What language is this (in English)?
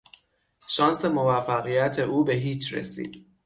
Persian